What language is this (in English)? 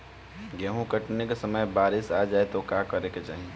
Bhojpuri